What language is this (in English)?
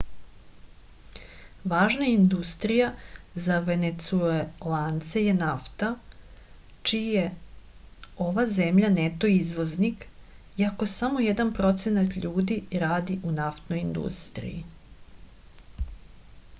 Serbian